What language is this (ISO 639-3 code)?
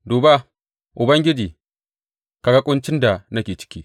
hau